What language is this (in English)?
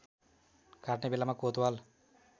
Nepali